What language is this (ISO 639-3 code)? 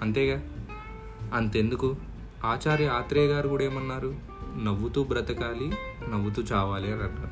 tel